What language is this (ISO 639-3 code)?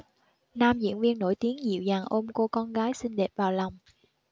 vie